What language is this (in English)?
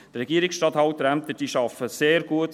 Swiss German